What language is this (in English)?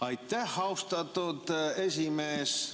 Estonian